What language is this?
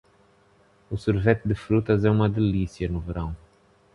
Portuguese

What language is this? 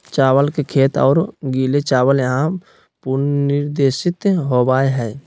Magahi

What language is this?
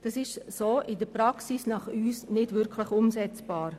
Swiss German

